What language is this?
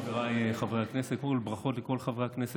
Hebrew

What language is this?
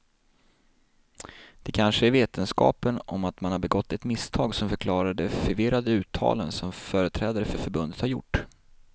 Swedish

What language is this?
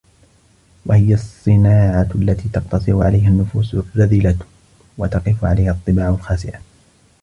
Arabic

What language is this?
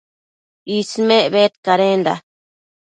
Matsés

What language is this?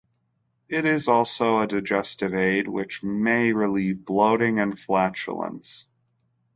English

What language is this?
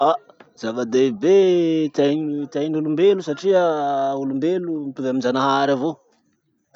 Masikoro Malagasy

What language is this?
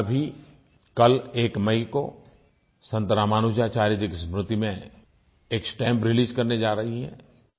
Hindi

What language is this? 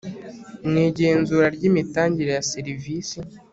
Kinyarwanda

